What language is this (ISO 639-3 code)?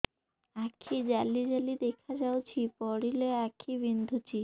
ori